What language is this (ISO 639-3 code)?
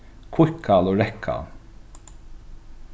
fao